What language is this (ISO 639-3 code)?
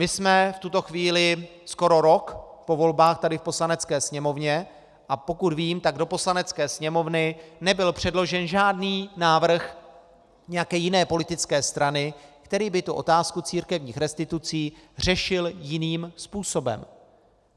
ces